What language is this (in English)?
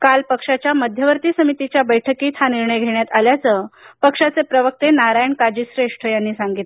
Marathi